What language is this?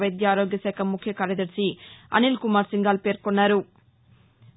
Telugu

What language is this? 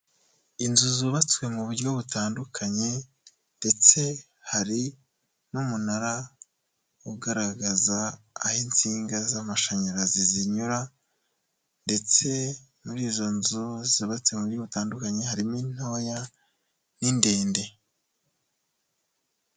Kinyarwanda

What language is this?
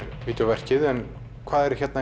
Icelandic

